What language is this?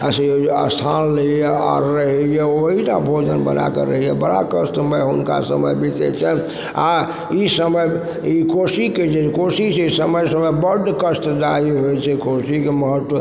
Maithili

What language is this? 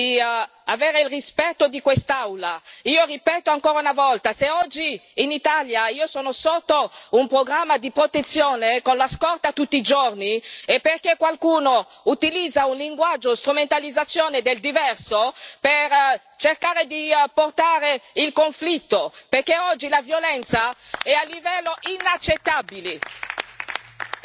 Italian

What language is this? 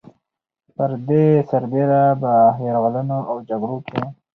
Pashto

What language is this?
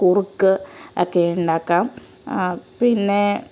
Malayalam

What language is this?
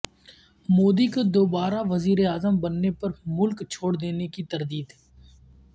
Urdu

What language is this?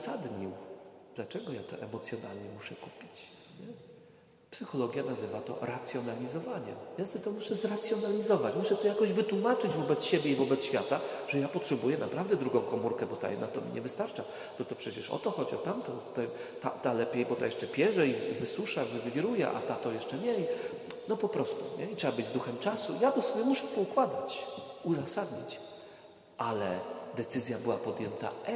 Polish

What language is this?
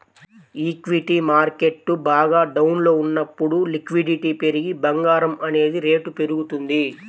Telugu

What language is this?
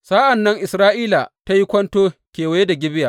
Hausa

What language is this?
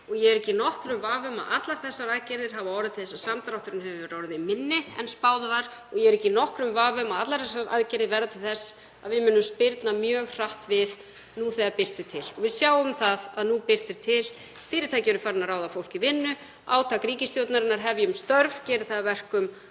Icelandic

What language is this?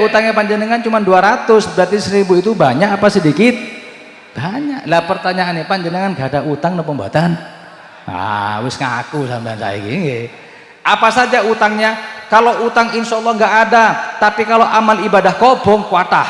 Indonesian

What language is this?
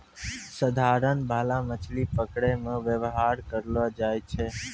Maithili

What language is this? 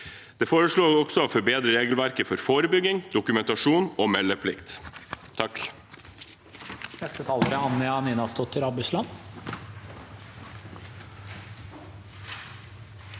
Norwegian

